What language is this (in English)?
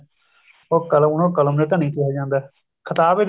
Punjabi